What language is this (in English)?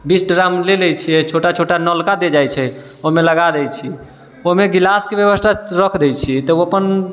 Maithili